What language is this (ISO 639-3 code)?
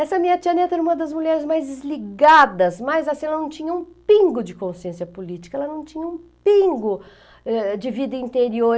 por